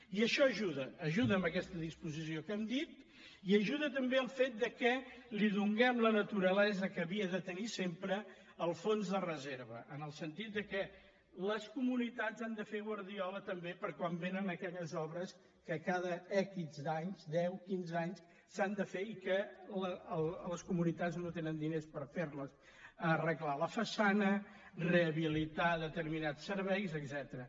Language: Catalan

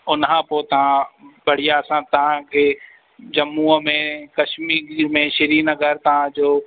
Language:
Sindhi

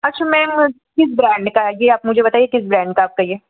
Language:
Hindi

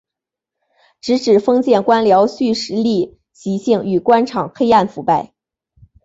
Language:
Chinese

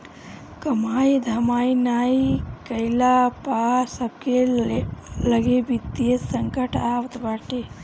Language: Bhojpuri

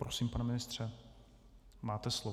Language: Czech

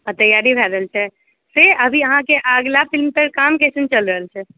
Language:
Maithili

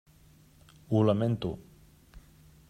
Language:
Catalan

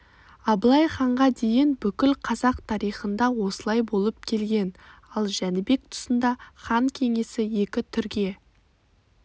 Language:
Kazakh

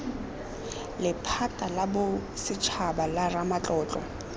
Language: Tswana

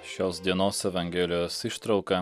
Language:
Lithuanian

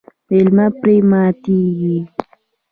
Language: Pashto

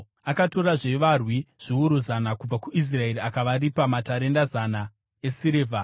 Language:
Shona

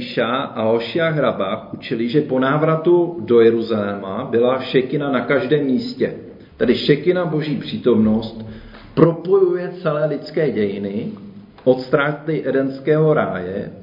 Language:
Czech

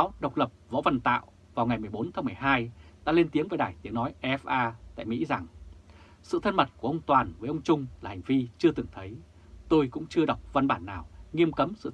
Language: Vietnamese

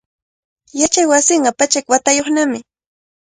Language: Cajatambo North Lima Quechua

